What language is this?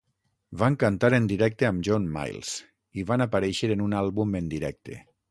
Catalan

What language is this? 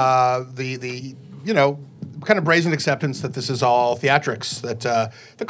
English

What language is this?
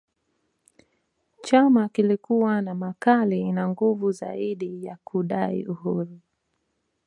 Swahili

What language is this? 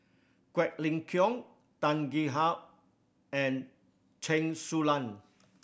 English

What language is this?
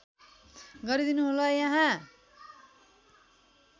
Nepali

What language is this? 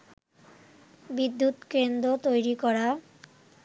Bangla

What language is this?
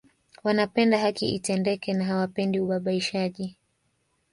Swahili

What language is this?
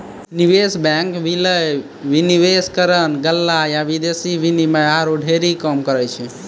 Maithili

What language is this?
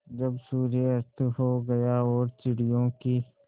Hindi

